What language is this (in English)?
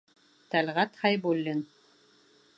Bashkir